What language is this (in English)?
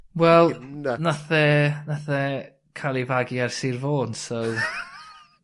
Welsh